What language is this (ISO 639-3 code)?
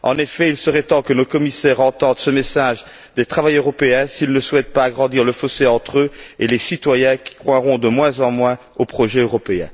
fra